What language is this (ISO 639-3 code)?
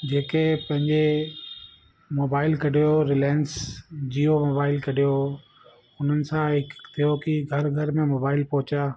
snd